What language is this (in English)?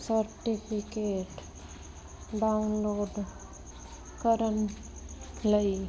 Punjabi